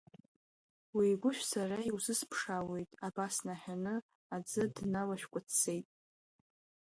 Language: Abkhazian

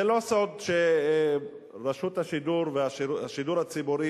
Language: Hebrew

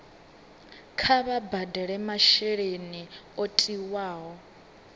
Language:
Venda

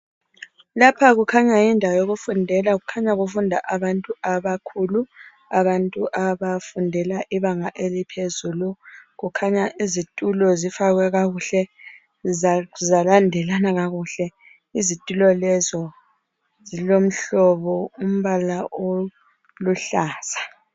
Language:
North Ndebele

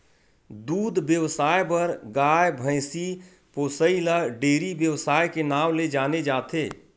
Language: Chhattisgarhi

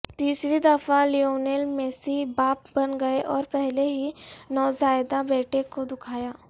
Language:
Urdu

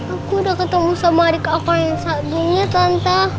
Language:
Indonesian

